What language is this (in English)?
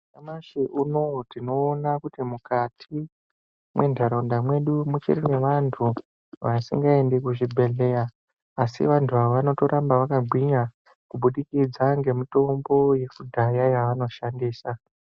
Ndau